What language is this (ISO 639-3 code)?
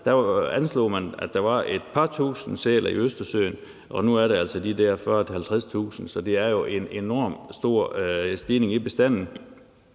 dan